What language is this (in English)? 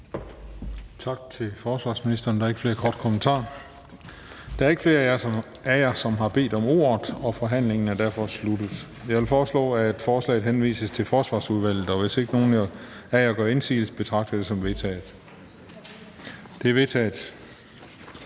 Danish